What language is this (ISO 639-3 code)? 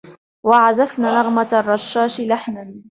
ara